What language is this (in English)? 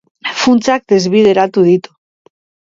Basque